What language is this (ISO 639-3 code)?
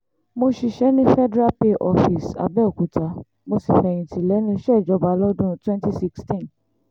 yor